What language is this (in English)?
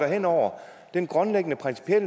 Danish